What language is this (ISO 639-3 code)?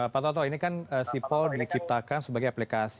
ind